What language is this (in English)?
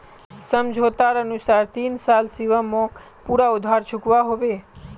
Magahi